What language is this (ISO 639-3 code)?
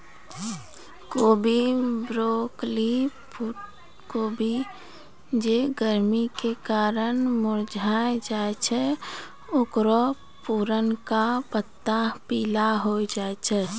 mai